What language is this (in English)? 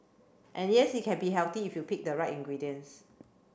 English